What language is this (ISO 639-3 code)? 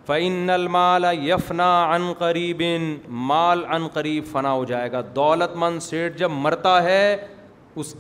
urd